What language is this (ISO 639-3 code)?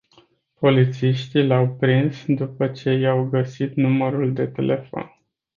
ron